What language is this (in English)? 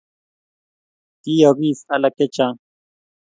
Kalenjin